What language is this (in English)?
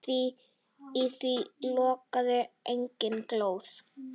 Icelandic